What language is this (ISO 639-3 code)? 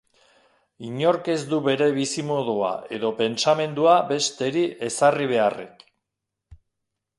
eus